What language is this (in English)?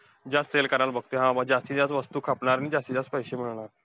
Marathi